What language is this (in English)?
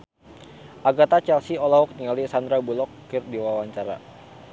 Sundanese